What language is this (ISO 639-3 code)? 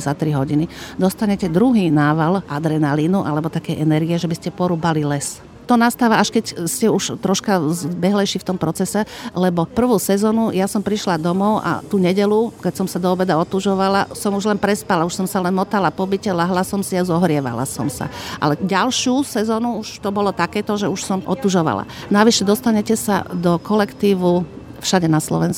slk